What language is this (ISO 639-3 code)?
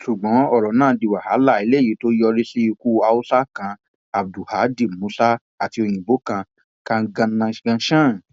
yor